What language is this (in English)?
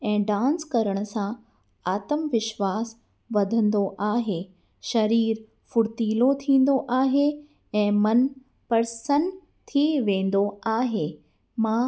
Sindhi